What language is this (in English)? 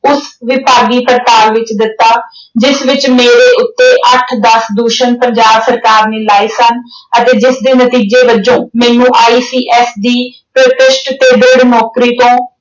Punjabi